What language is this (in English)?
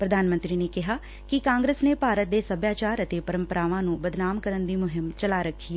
Punjabi